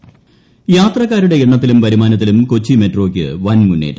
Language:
Malayalam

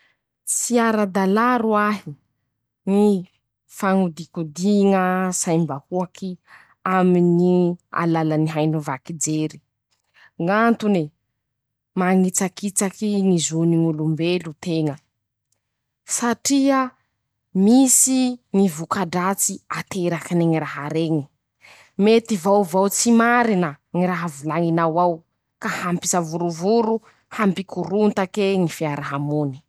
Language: Masikoro Malagasy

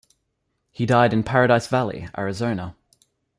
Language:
English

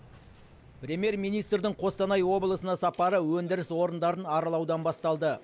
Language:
Kazakh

